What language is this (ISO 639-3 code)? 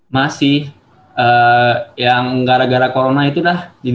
ind